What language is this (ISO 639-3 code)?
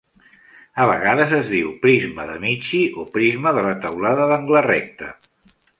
cat